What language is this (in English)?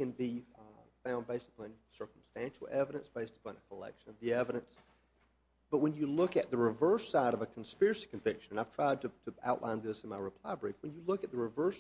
English